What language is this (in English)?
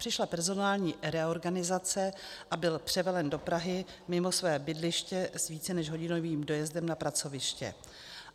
Czech